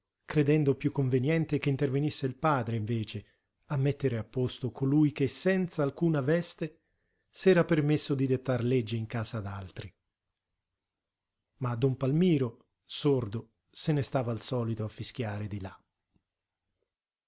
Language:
Italian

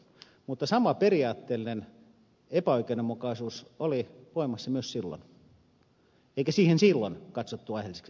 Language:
Finnish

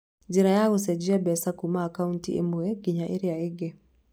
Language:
Kikuyu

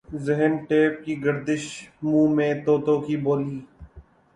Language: Urdu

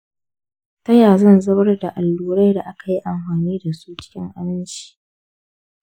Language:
Hausa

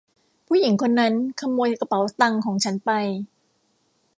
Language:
Thai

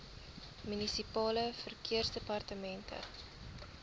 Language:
Afrikaans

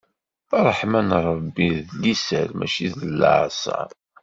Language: Kabyle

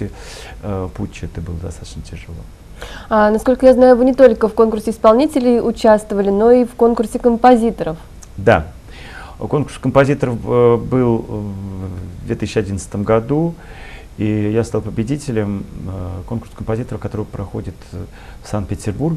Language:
Russian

